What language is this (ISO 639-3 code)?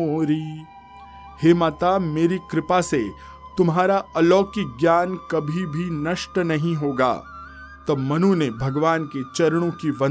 hin